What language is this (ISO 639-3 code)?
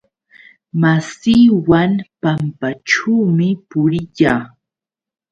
qux